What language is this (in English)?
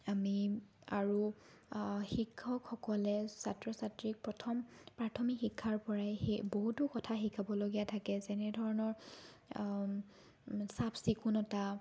Assamese